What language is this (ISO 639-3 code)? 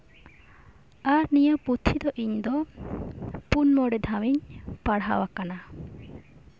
sat